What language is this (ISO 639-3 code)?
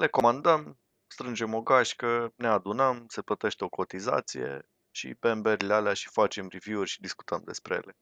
ron